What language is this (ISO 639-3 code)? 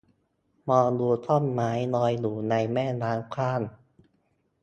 tha